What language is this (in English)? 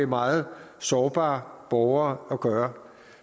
Danish